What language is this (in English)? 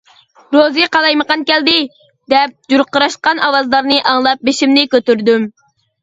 Uyghur